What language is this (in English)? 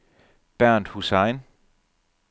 Danish